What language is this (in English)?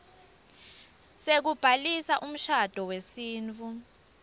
Swati